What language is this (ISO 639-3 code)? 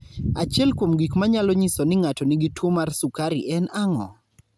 luo